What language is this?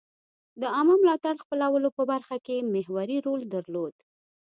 Pashto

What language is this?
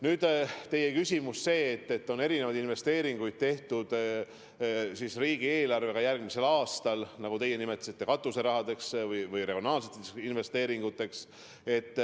Estonian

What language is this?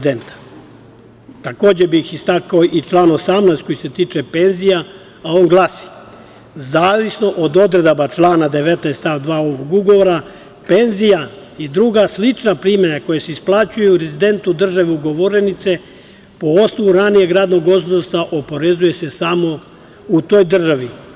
Serbian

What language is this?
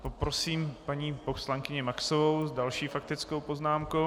Czech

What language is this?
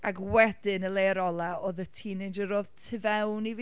Welsh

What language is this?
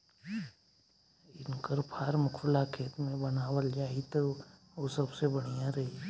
Bhojpuri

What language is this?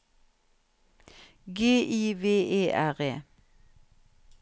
Norwegian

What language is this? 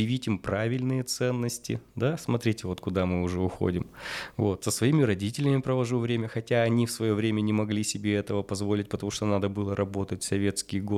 Russian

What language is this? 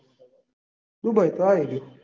Gujarati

